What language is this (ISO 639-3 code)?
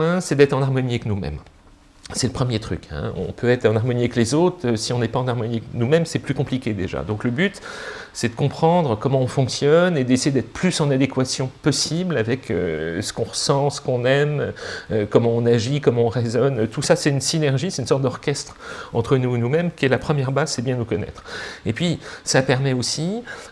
fra